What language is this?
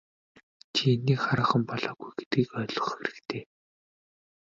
Mongolian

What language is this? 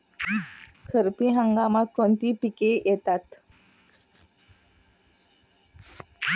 Marathi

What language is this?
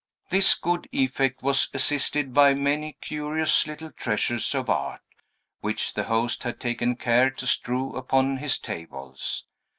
English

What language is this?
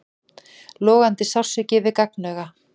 Icelandic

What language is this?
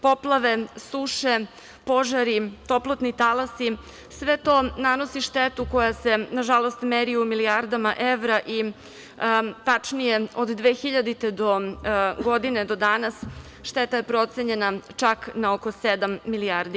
Serbian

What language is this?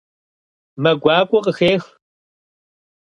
Kabardian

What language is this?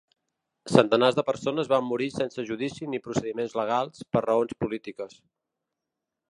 Catalan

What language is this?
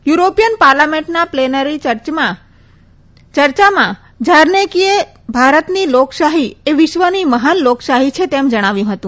Gujarati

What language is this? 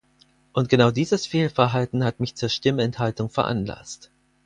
German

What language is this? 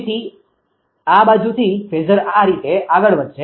Gujarati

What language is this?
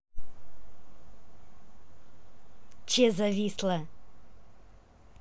Russian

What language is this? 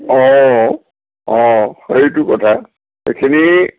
Assamese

